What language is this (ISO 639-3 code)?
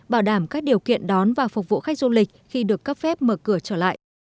vie